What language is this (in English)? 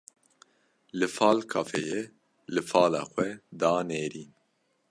Kurdish